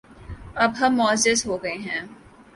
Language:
Urdu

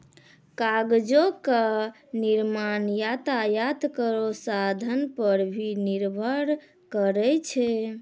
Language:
Maithili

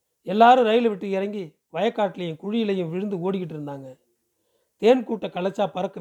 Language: Tamil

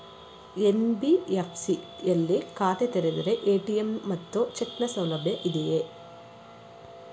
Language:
Kannada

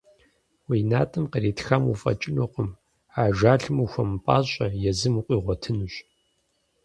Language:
Kabardian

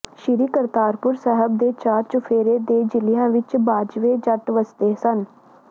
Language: Punjabi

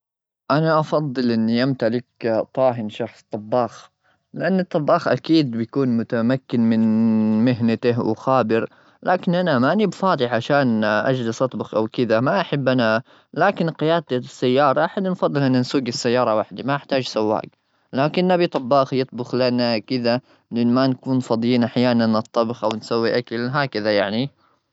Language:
Gulf Arabic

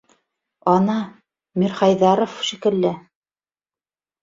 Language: Bashkir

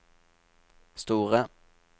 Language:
Norwegian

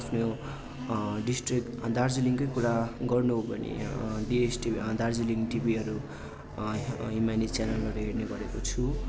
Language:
Nepali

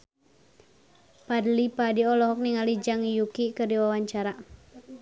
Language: Sundanese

